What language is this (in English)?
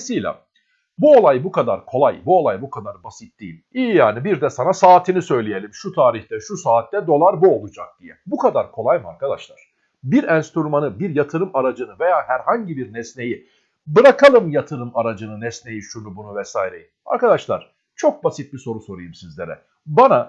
Turkish